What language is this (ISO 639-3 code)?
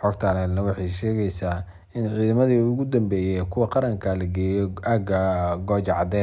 ara